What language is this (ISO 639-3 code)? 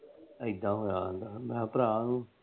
pan